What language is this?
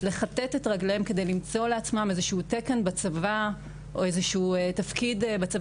Hebrew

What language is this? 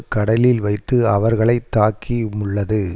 Tamil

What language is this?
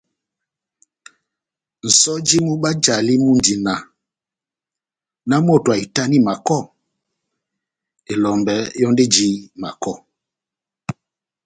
Batanga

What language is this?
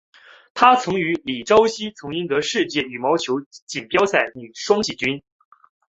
Chinese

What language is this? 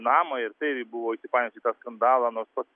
Lithuanian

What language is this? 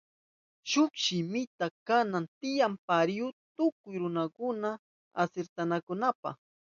Southern Pastaza Quechua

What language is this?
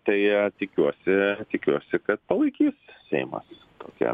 Lithuanian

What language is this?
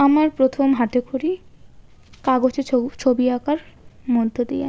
Bangla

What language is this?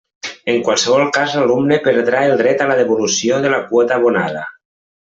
Catalan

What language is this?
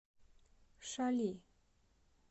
Russian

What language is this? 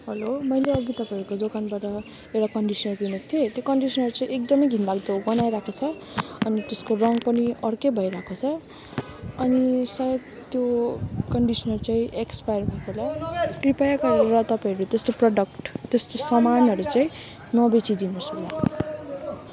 Nepali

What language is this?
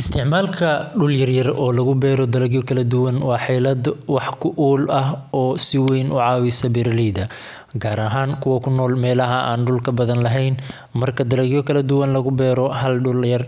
Somali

